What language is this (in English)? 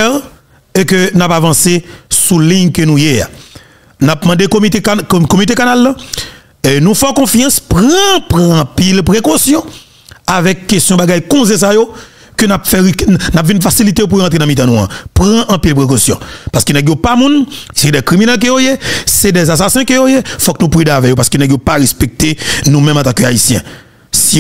French